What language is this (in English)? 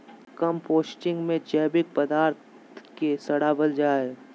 Magahi